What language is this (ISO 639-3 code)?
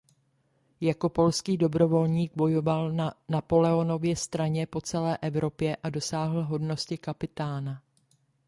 ces